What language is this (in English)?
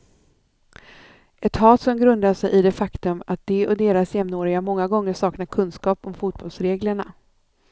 Swedish